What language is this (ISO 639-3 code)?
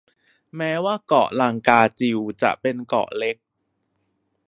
tha